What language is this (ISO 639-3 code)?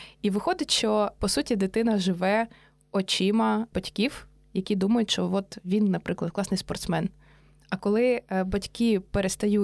ukr